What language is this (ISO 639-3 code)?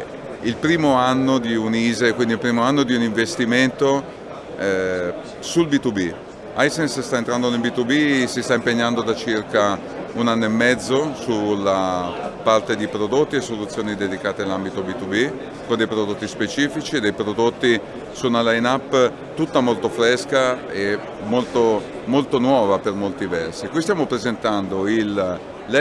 ita